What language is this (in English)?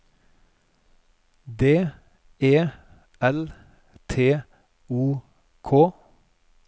Norwegian